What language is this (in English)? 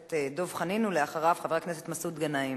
Hebrew